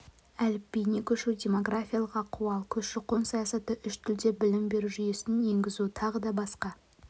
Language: Kazakh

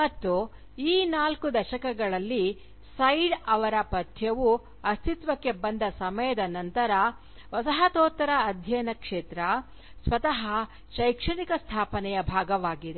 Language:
Kannada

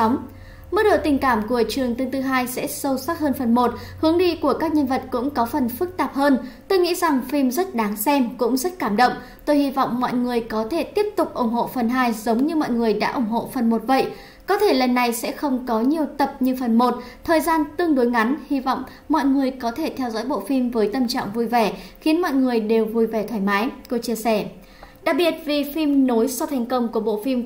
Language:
Vietnamese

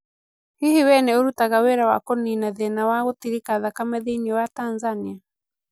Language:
Kikuyu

